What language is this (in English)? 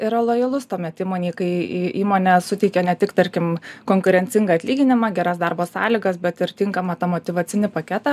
Lithuanian